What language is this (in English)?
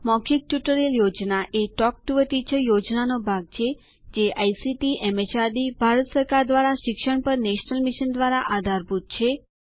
Gujarati